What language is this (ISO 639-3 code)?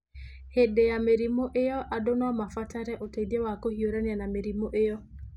kik